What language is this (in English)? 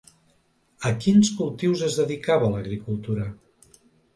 Catalan